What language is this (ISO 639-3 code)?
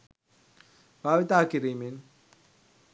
sin